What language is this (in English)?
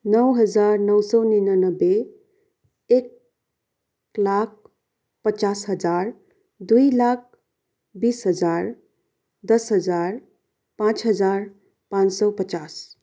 Nepali